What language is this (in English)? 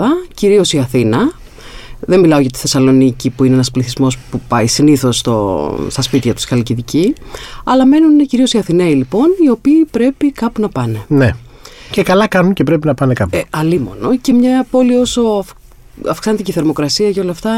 Greek